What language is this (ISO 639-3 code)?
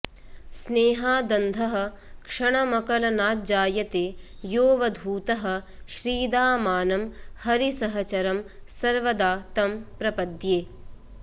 san